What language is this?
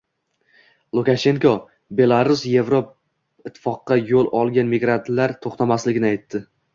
Uzbek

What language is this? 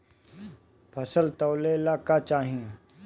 Bhojpuri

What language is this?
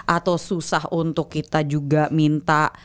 Indonesian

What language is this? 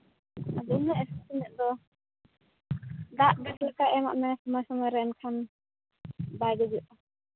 Santali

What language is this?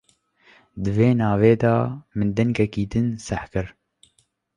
Kurdish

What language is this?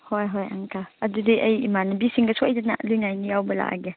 Manipuri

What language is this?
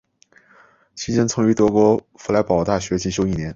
Chinese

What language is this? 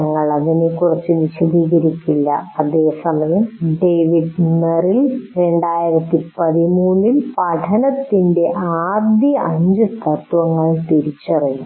Malayalam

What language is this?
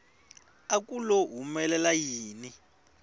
Tsonga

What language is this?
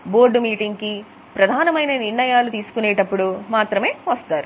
Telugu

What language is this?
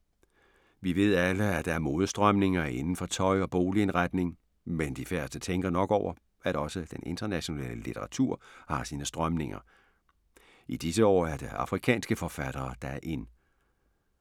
Danish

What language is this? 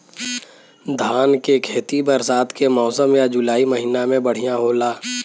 Bhojpuri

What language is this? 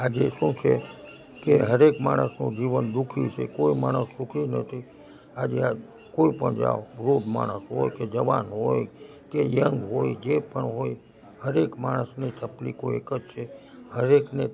Gujarati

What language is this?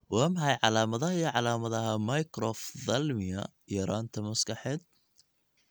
Somali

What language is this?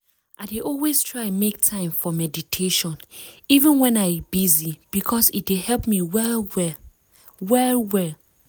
Nigerian Pidgin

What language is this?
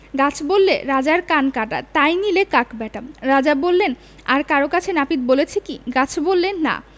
Bangla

